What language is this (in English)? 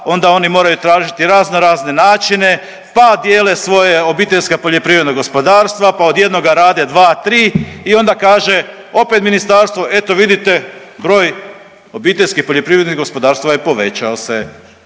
Croatian